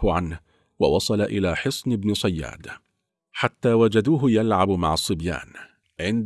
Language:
Arabic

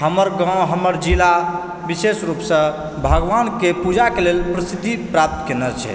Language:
Maithili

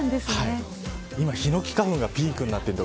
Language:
Japanese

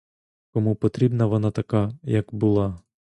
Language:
Ukrainian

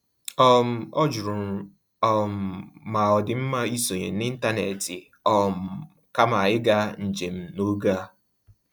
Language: Igbo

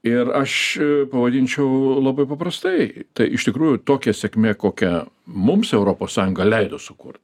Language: Lithuanian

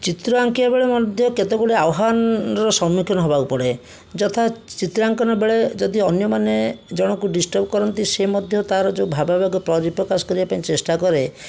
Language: Odia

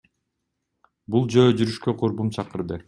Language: Kyrgyz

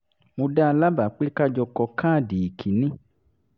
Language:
Yoruba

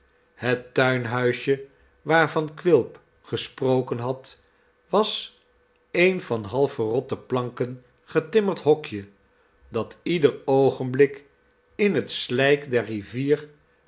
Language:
Dutch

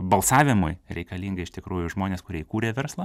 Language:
Lithuanian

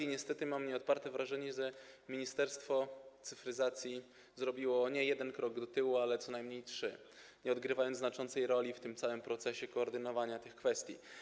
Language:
Polish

